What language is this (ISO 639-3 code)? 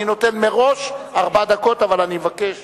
heb